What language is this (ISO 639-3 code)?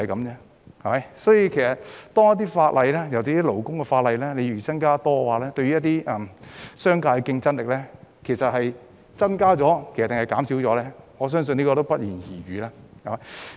yue